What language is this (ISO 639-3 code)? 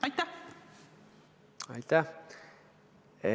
est